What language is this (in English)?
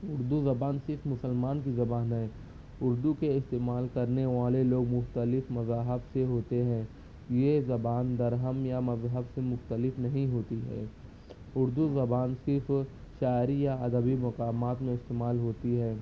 Urdu